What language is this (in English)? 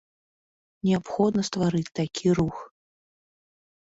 Belarusian